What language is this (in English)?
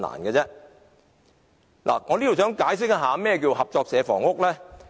Cantonese